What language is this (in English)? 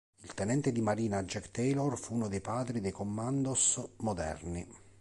Italian